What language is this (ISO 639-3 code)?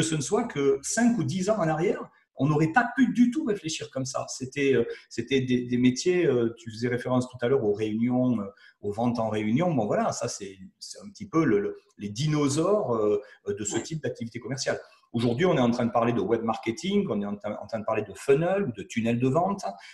fra